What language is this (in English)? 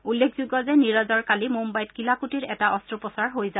Assamese